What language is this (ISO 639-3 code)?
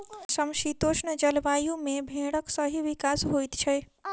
mai